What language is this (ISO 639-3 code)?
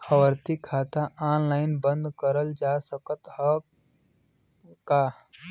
bho